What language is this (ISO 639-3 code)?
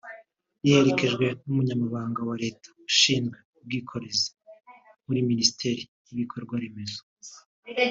kin